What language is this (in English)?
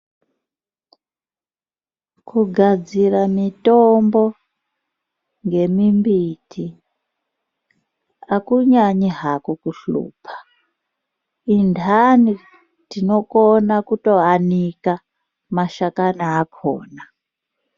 Ndau